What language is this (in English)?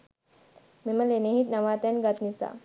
Sinhala